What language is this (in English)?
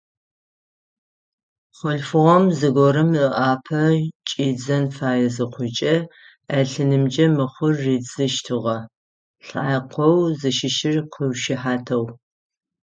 Adyghe